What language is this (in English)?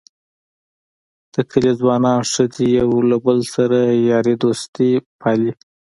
Pashto